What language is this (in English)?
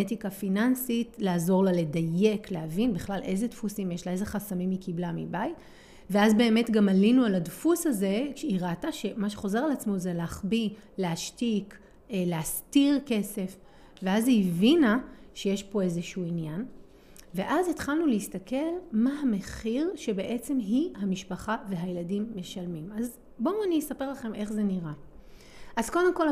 Hebrew